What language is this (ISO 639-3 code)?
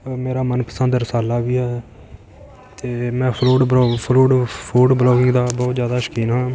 pan